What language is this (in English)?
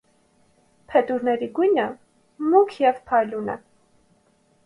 Armenian